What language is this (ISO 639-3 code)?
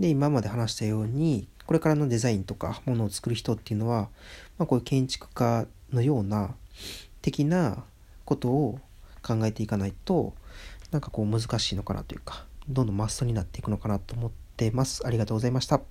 jpn